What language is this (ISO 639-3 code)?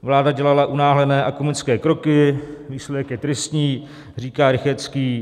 ces